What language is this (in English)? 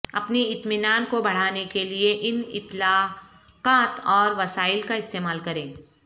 Urdu